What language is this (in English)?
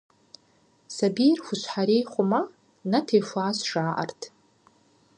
Kabardian